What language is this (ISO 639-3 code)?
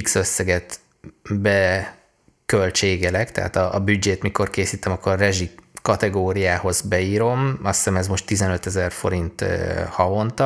hun